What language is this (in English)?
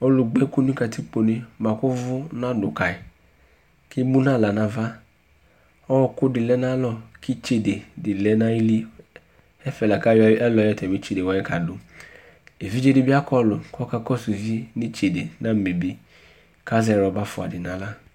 Ikposo